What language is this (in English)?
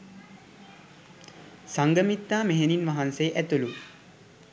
Sinhala